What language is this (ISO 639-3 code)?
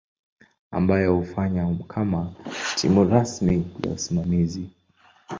swa